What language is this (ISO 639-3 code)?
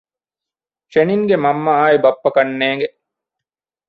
div